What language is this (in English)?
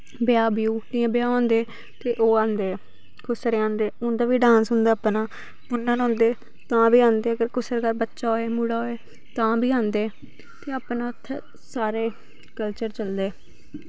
Dogri